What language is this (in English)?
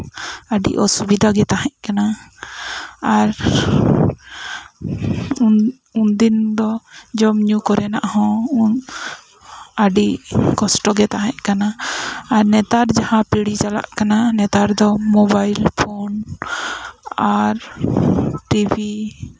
Santali